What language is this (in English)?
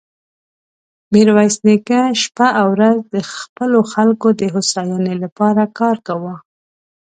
Pashto